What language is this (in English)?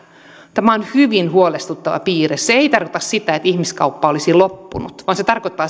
Finnish